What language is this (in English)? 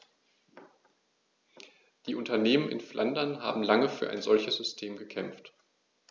German